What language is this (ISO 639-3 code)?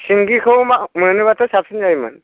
brx